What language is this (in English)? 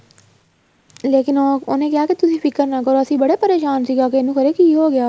Punjabi